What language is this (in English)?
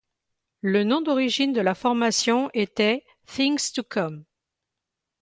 French